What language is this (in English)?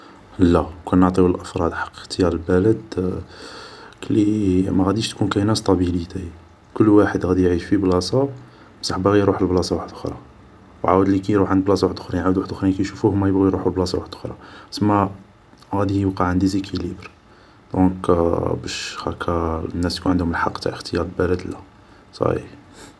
Algerian Arabic